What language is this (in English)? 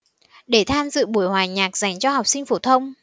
Vietnamese